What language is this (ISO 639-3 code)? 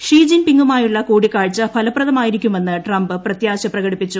mal